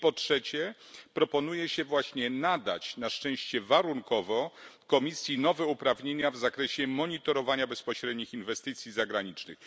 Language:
Polish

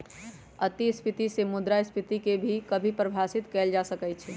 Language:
Magahi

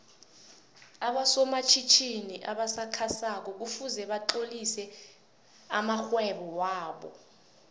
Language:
South Ndebele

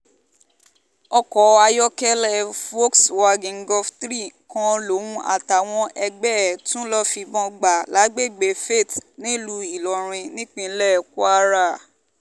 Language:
Yoruba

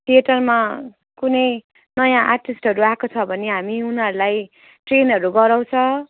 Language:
Nepali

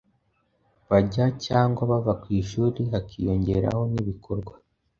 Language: Kinyarwanda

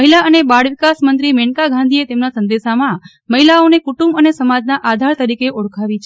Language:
Gujarati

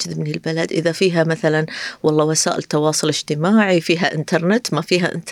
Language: Arabic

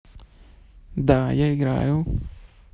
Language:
Russian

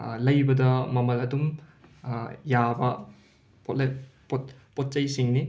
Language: Manipuri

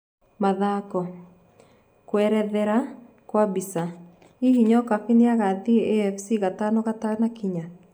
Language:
Kikuyu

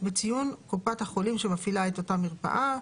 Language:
Hebrew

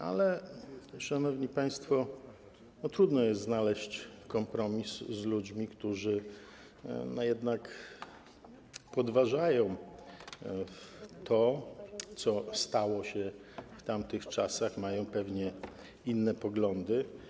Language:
Polish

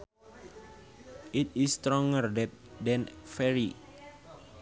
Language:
Sundanese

